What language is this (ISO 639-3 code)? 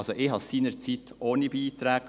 gsw